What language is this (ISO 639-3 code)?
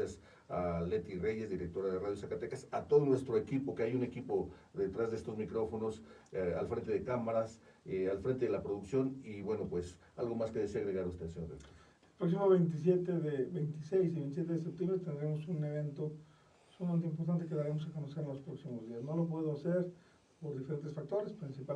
spa